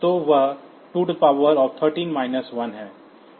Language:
Hindi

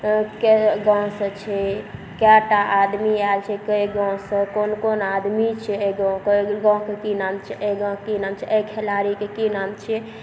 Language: Maithili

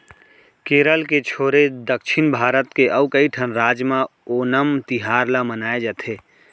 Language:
Chhattisgarhi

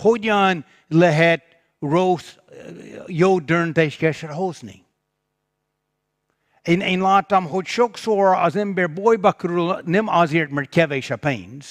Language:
Hungarian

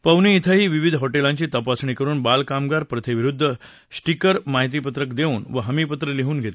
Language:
Marathi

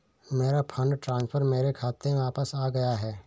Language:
Hindi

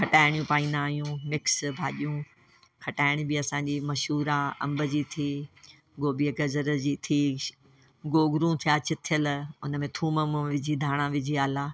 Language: Sindhi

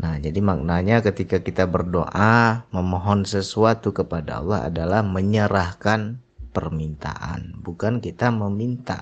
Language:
Indonesian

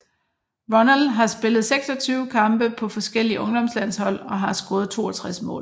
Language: Danish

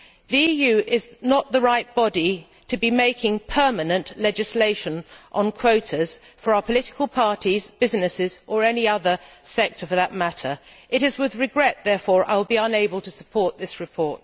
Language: English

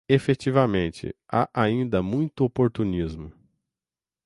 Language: Portuguese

